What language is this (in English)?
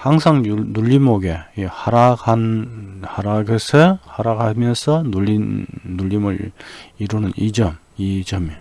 Korean